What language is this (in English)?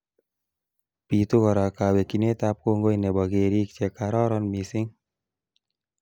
Kalenjin